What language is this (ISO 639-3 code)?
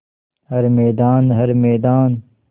hin